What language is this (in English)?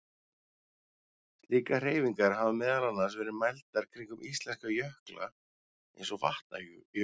Icelandic